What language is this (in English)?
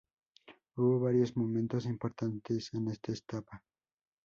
Spanish